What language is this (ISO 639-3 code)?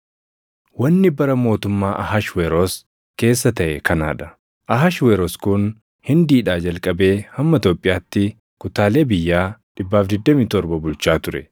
orm